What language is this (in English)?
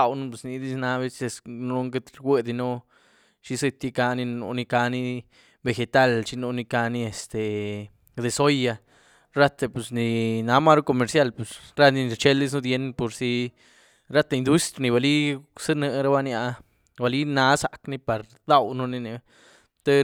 Güilá Zapotec